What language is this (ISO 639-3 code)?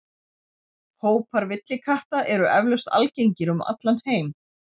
isl